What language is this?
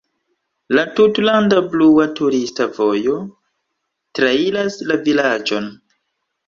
Esperanto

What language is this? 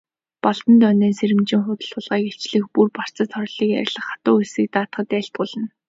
Mongolian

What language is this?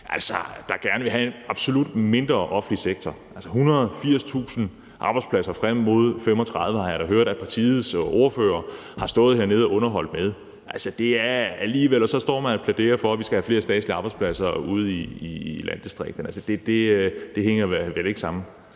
Danish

